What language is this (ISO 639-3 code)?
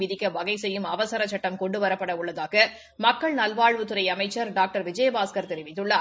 tam